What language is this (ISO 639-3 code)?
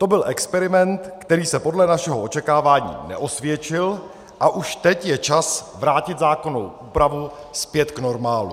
ces